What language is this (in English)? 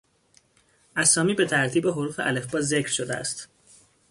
Persian